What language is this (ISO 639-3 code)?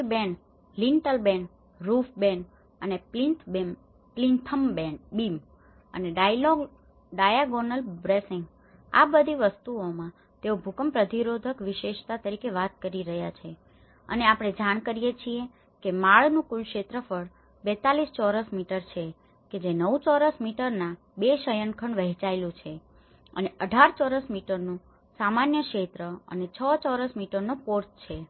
guj